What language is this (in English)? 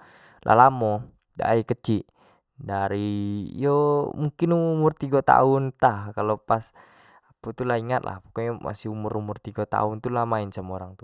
Jambi Malay